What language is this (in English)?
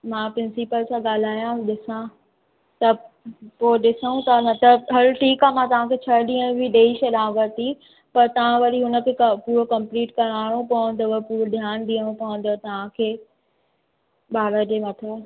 Sindhi